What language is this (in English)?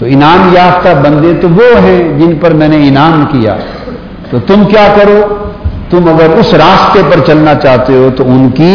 Urdu